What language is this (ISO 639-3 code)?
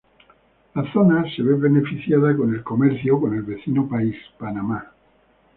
spa